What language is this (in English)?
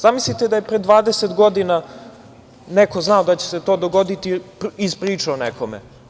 Serbian